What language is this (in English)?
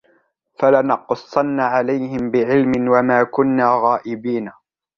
Arabic